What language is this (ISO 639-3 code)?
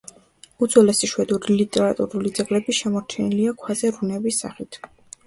kat